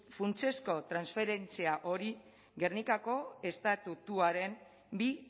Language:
Basque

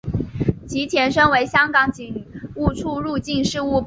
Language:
Chinese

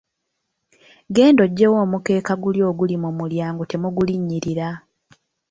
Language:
Ganda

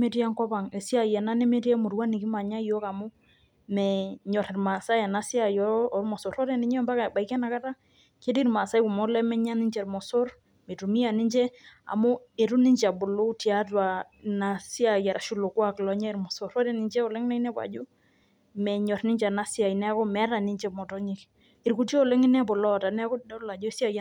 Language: Masai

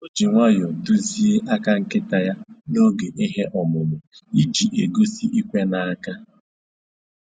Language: Igbo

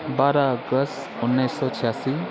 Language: Nepali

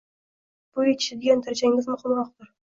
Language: Uzbek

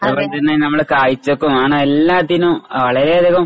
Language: Malayalam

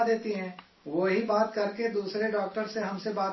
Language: Urdu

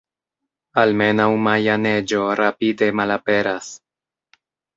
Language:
Esperanto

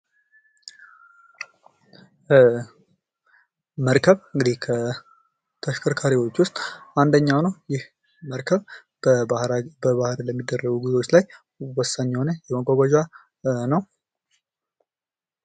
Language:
Amharic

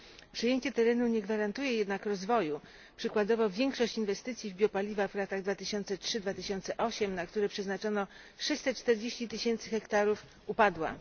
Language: Polish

